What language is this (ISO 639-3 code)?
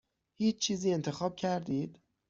fas